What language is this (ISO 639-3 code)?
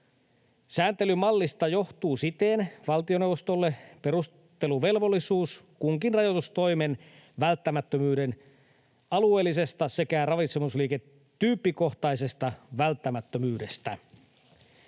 fin